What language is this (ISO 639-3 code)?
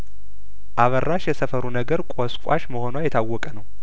amh